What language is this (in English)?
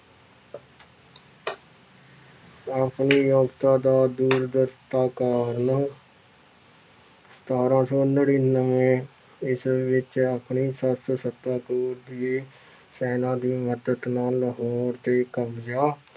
Punjabi